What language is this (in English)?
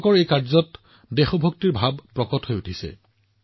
Assamese